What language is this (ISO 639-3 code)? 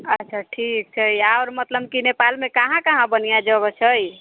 mai